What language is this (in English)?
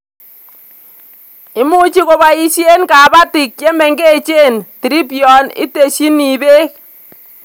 Kalenjin